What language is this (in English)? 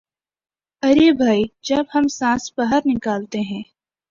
Urdu